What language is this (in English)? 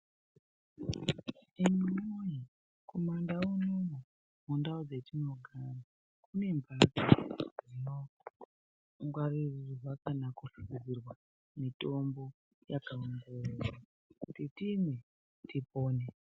Ndau